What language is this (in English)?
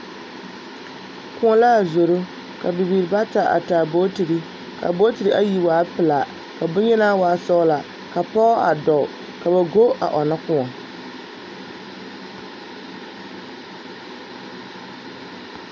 Southern Dagaare